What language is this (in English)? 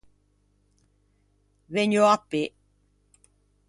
Ligurian